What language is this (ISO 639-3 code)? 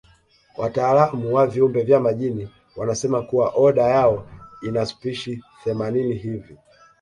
swa